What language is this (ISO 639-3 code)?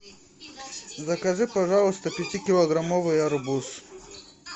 rus